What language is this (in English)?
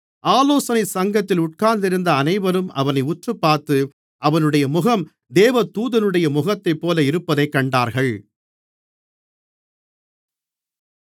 Tamil